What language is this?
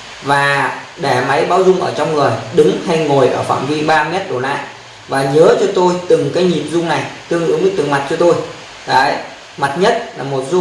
Vietnamese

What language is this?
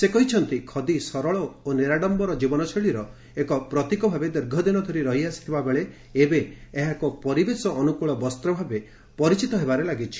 Odia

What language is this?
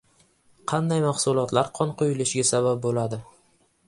Uzbek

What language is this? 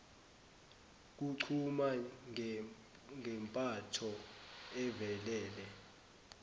Zulu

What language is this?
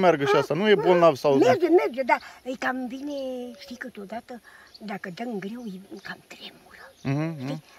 Romanian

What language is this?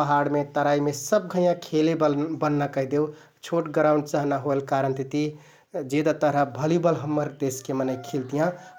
Kathoriya Tharu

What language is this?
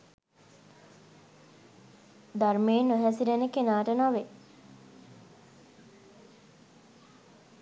Sinhala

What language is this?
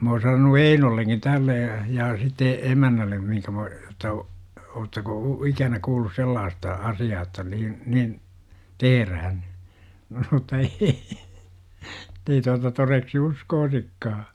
Finnish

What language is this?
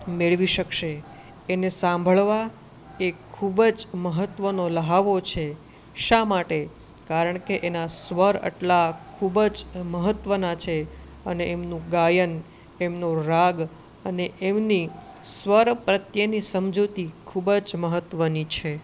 Gujarati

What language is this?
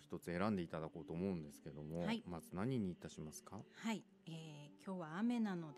Japanese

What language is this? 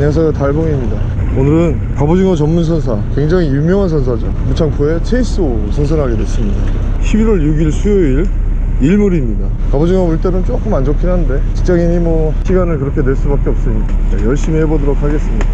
Korean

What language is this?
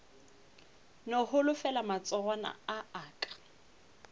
Northern Sotho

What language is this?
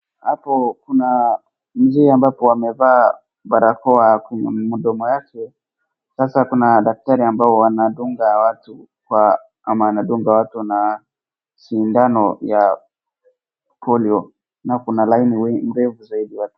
Swahili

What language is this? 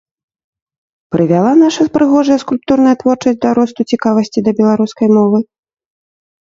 Belarusian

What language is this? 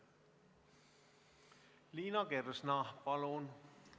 Estonian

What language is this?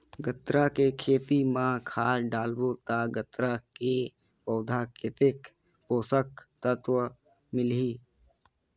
Chhattisgarhi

